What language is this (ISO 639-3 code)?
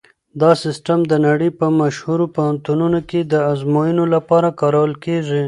pus